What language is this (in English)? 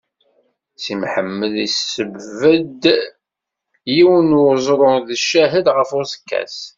Kabyle